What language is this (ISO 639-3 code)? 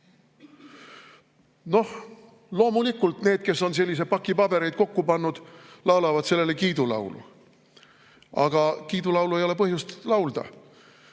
est